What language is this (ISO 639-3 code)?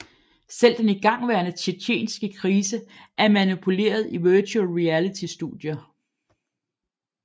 dan